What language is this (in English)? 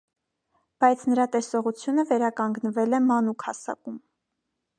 Armenian